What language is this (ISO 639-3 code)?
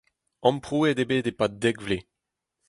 bre